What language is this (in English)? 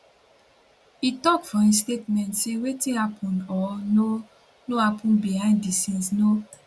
Nigerian Pidgin